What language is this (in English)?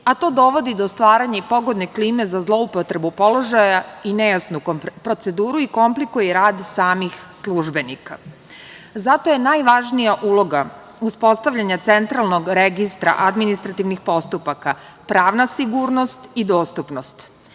Serbian